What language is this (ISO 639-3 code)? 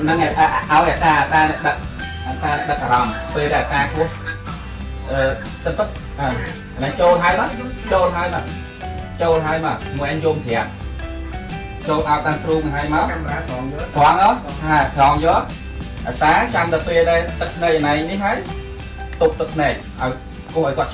vie